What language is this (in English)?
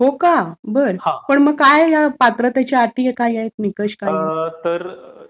Marathi